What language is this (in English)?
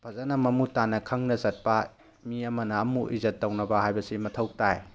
Manipuri